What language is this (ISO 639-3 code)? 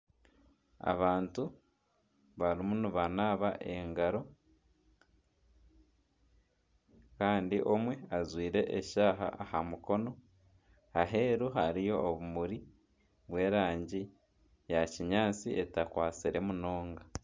nyn